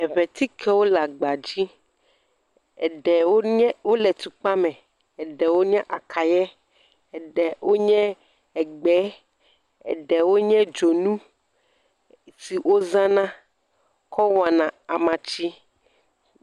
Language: Ewe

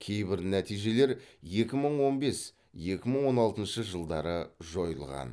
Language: Kazakh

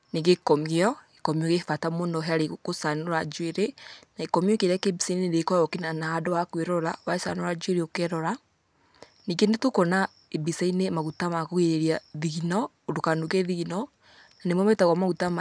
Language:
Kikuyu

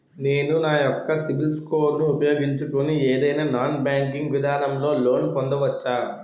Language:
Telugu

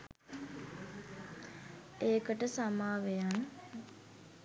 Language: Sinhala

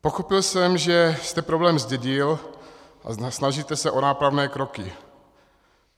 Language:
Czech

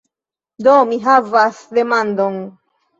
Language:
Esperanto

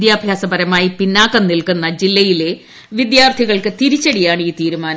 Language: Malayalam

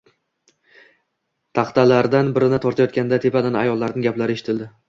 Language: Uzbek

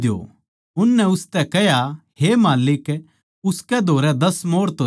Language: Haryanvi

